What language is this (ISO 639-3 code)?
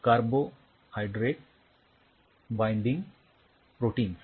mar